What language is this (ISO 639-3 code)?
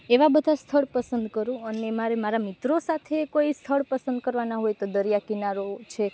guj